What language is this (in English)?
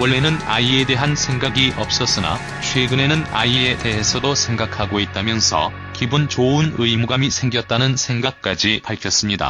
Korean